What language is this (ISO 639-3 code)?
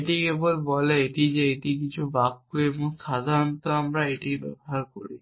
ben